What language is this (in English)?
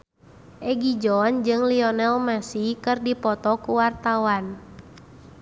Sundanese